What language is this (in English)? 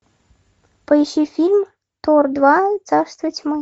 Russian